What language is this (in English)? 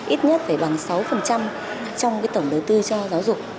Vietnamese